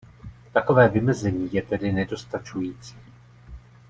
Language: Czech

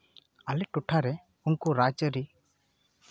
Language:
Santali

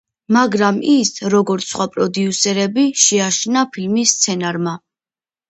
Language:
Georgian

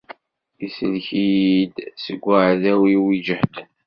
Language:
Kabyle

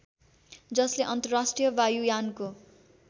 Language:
Nepali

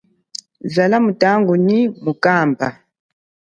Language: Chokwe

